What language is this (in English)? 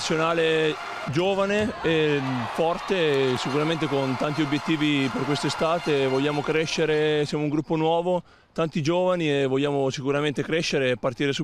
Italian